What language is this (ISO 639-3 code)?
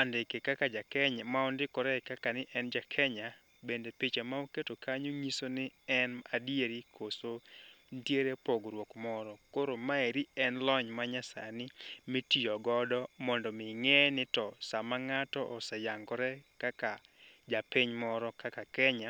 luo